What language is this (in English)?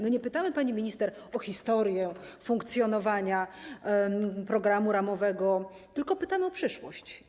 Polish